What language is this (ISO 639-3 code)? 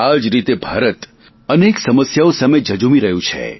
guj